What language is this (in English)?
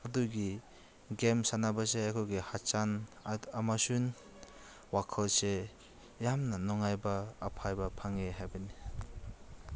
Manipuri